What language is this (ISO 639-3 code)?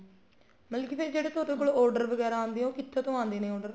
pan